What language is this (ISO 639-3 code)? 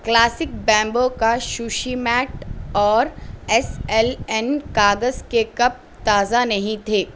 urd